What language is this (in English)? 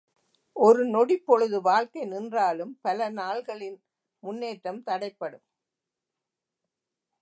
Tamil